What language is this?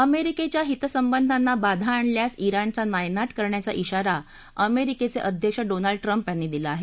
Marathi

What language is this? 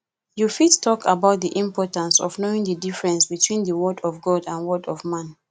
Nigerian Pidgin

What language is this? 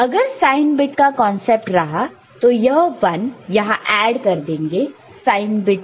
Hindi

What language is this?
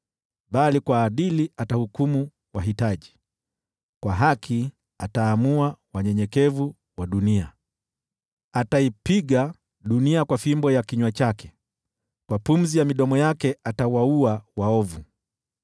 Swahili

